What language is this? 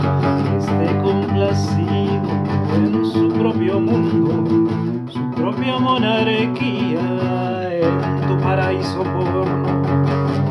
Spanish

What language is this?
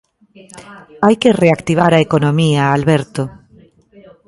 Galician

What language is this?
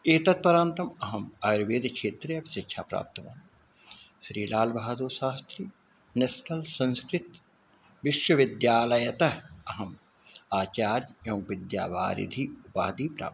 Sanskrit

